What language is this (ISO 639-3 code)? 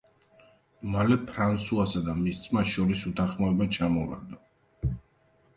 kat